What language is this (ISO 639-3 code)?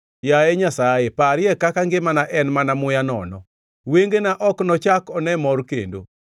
luo